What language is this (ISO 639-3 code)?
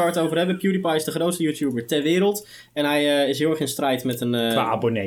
nld